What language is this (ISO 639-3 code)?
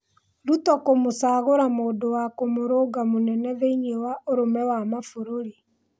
kik